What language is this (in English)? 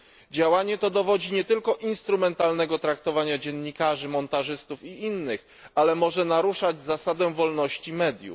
Polish